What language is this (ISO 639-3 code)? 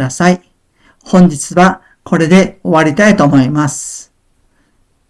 jpn